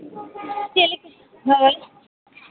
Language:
Santali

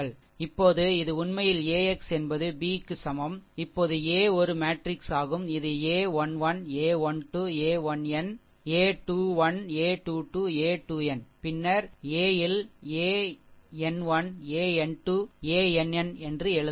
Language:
Tamil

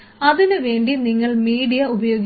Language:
Malayalam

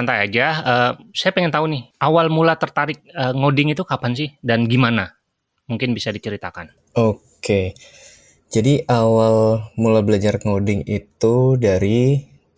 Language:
Indonesian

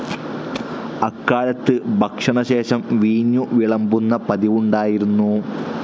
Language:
Malayalam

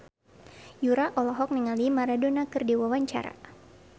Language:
Sundanese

